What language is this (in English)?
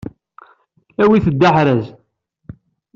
Kabyle